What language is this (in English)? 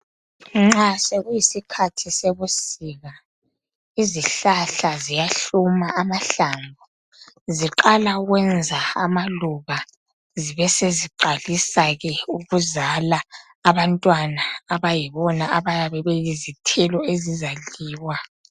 North Ndebele